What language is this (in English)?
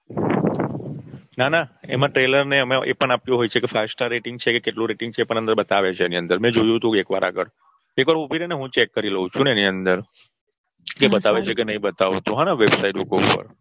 Gujarati